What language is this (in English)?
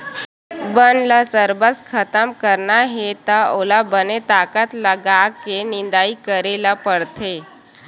Chhattisgarhi